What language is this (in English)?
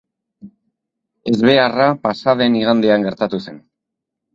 Basque